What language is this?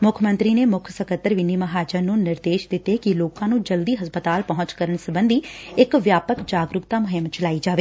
Punjabi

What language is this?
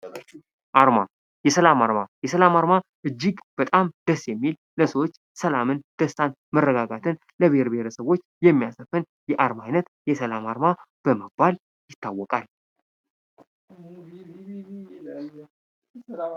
Amharic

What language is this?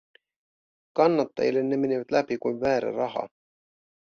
Finnish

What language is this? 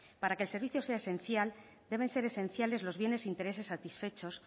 Spanish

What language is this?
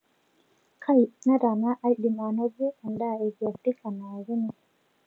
Masai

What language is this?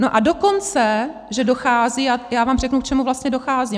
Czech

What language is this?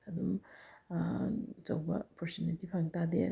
Manipuri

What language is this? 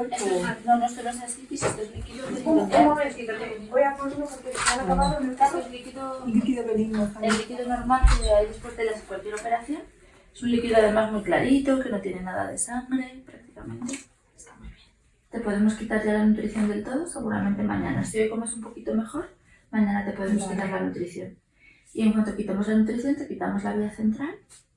Spanish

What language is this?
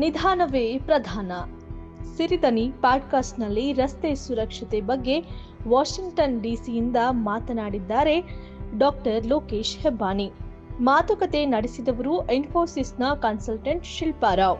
Kannada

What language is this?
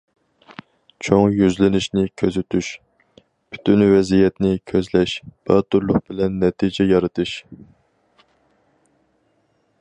Uyghur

